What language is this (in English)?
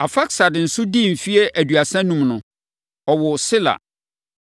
Akan